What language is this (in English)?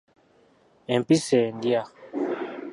Ganda